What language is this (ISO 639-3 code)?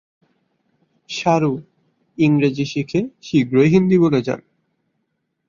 ben